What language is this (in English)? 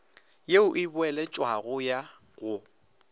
Northern Sotho